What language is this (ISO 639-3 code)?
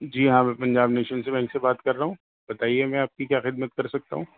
urd